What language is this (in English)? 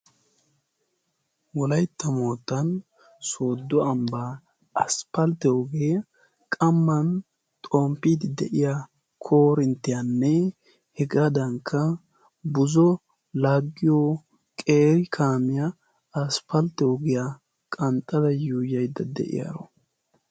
Wolaytta